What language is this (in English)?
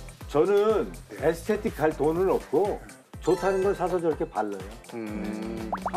Korean